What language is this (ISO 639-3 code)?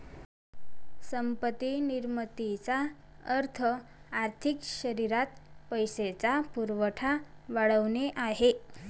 mar